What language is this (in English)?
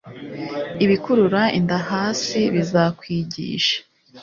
Kinyarwanda